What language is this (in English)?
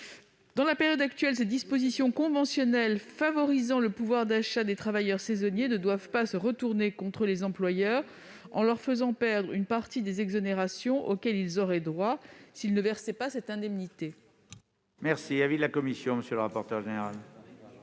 French